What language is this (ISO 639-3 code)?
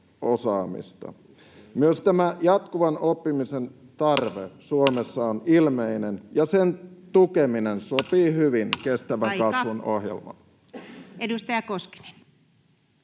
fin